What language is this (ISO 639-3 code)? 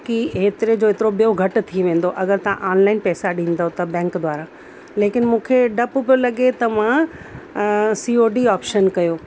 snd